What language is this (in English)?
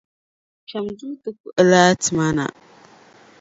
Dagbani